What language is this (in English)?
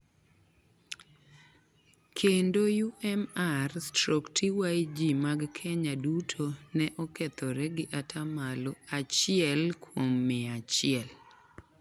Luo (Kenya and Tanzania)